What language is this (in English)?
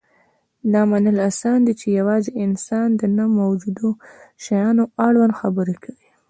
Pashto